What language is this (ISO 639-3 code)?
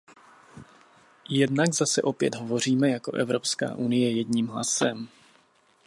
ces